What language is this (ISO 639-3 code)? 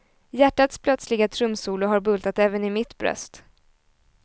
swe